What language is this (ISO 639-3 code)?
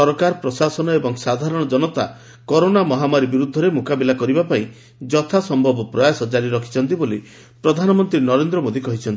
ori